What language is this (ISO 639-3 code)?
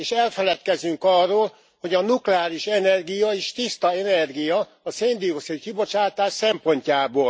hun